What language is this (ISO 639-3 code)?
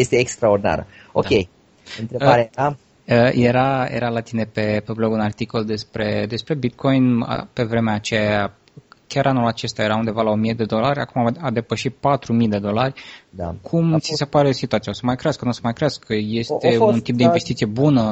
ron